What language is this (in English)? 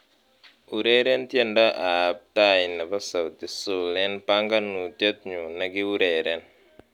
Kalenjin